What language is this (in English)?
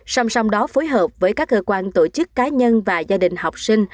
Vietnamese